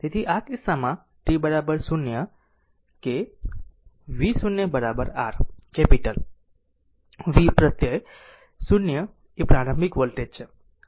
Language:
Gujarati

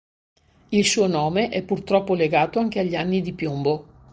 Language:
Italian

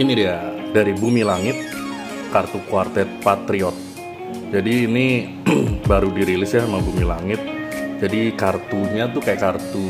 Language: Indonesian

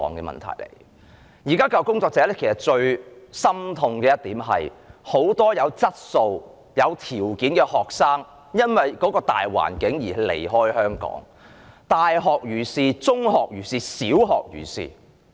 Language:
Cantonese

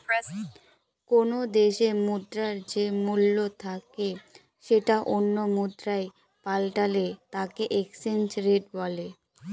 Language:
Bangla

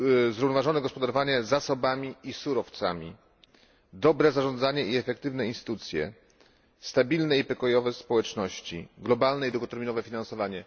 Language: Polish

